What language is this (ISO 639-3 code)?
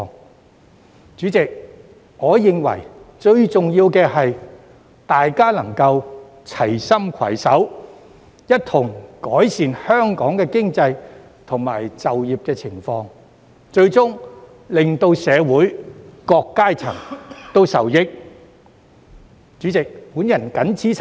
yue